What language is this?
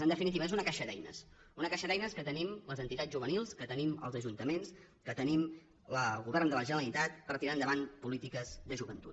Catalan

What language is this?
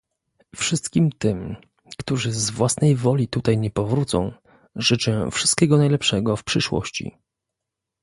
Polish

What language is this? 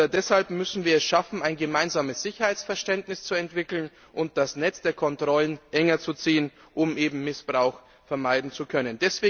German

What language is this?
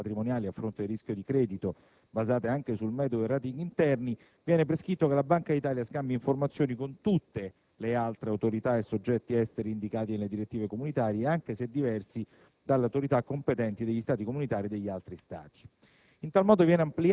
Italian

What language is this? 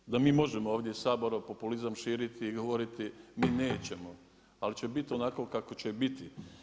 Croatian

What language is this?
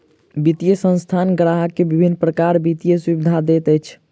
Maithili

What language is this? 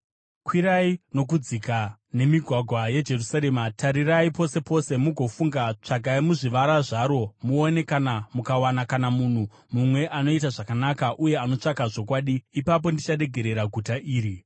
Shona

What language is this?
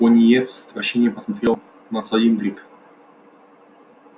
Russian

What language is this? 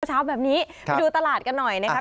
Thai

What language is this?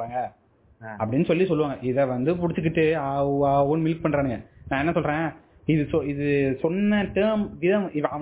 Tamil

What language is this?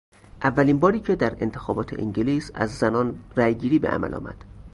Persian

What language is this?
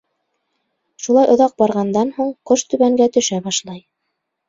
Bashkir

